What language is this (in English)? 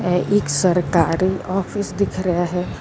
Punjabi